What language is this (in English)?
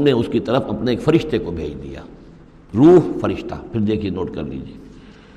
Urdu